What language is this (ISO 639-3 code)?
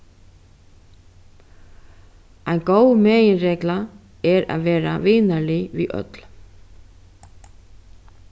fao